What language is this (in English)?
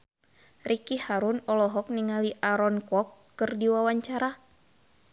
Sundanese